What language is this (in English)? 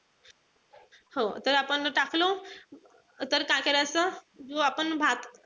Marathi